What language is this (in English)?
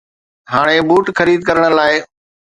Sindhi